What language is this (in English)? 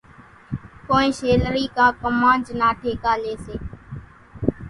Kachi Koli